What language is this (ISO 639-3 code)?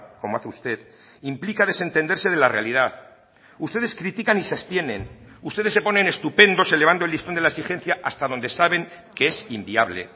spa